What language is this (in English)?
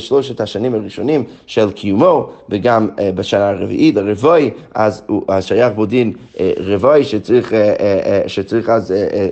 Hebrew